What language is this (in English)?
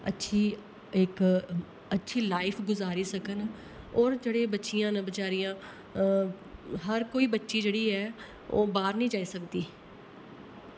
Dogri